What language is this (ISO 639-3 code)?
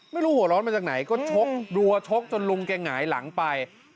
tha